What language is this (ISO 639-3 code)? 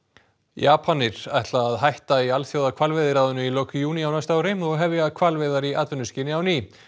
isl